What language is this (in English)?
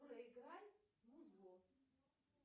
Russian